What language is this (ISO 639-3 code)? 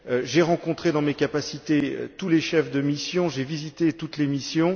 fra